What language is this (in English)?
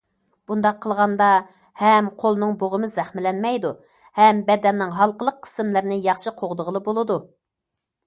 Uyghur